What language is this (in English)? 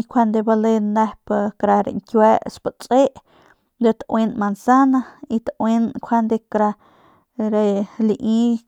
Northern Pame